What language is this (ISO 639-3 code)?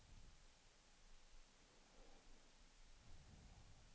swe